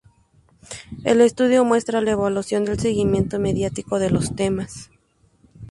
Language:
Spanish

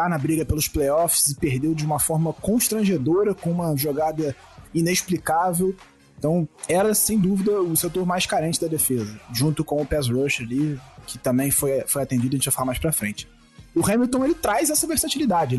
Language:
Portuguese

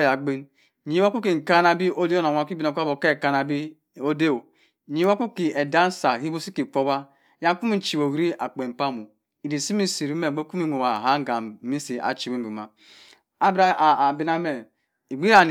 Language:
Cross River Mbembe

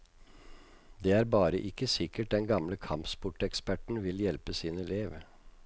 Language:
Norwegian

